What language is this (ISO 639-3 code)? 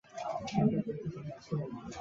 zho